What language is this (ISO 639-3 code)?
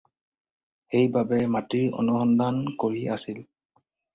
asm